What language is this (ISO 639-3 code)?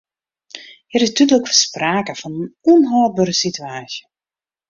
fry